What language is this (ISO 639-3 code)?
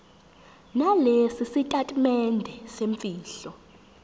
zul